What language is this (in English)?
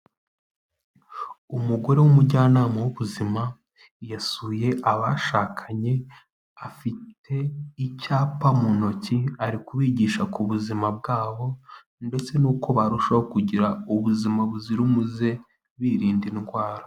Kinyarwanda